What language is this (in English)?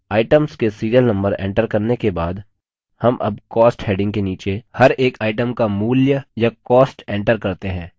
Hindi